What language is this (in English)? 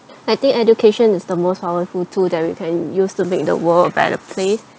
English